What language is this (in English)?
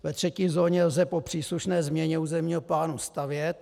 Czech